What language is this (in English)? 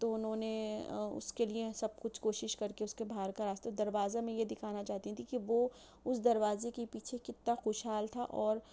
Urdu